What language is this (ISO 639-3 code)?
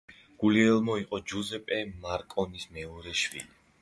kat